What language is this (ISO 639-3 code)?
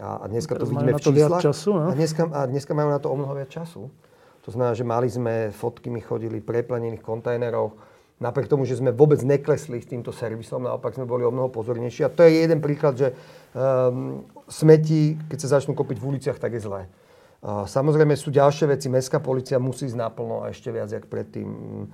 slk